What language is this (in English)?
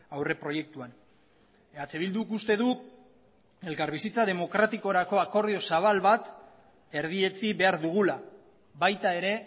Basque